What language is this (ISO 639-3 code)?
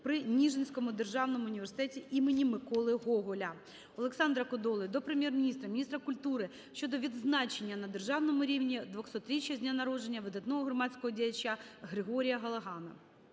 ukr